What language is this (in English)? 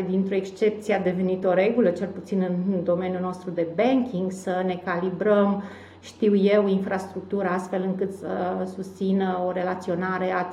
Romanian